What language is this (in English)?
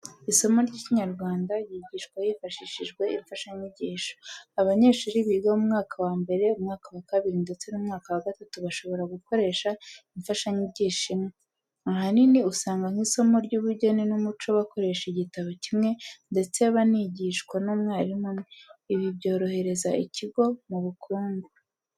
Kinyarwanda